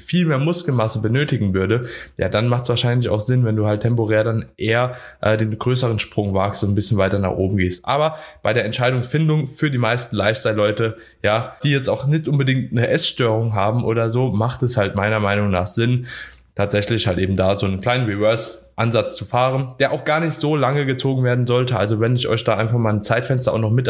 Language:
German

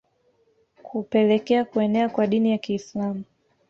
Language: Swahili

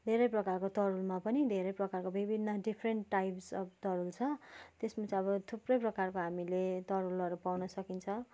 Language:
Nepali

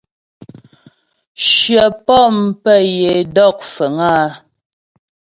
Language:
Ghomala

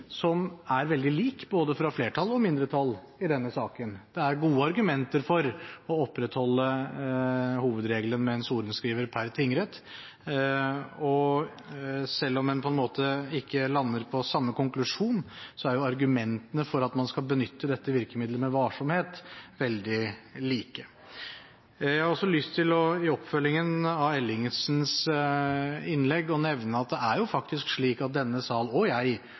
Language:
Norwegian Bokmål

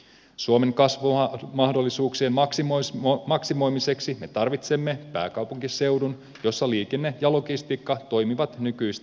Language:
Finnish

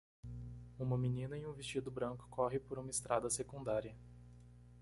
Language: Portuguese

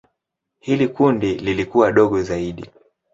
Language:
Swahili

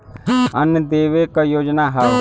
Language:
Bhojpuri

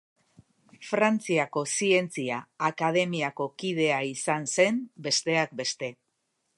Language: Basque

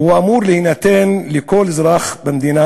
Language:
Hebrew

